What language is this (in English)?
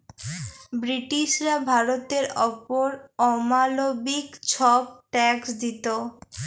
Bangla